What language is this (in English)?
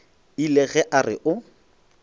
Northern Sotho